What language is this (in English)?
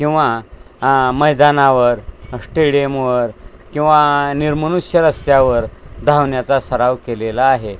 Marathi